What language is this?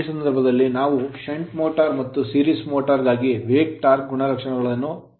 Kannada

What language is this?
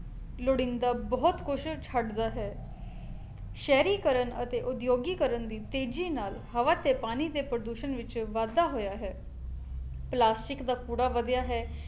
Punjabi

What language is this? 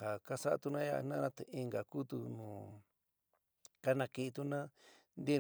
San Miguel El Grande Mixtec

